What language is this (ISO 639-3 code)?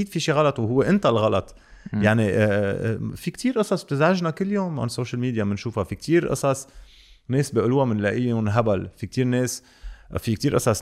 ara